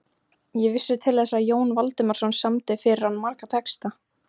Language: Icelandic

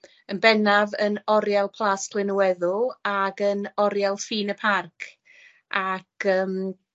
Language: Welsh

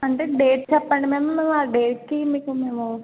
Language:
Telugu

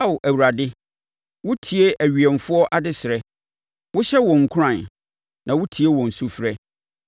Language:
Akan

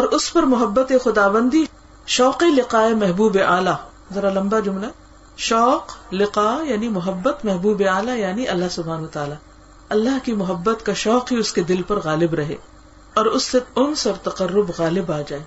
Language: Urdu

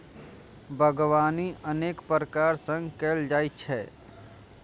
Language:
Maithili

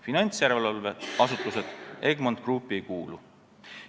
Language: Estonian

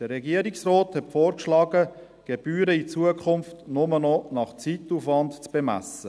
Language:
Swiss German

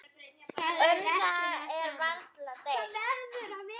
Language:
Icelandic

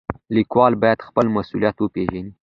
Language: Pashto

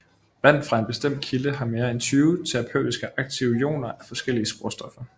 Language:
Danish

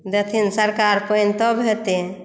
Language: Maithili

